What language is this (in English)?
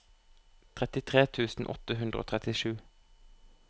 Norwegian